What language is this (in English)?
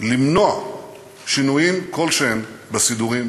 Hebrew